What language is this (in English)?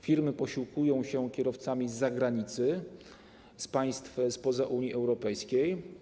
Polish